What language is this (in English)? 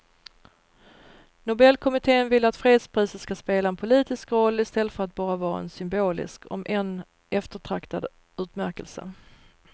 Swedish